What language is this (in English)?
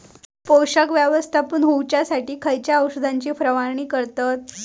Marathi